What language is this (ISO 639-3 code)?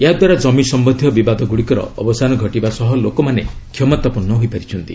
ori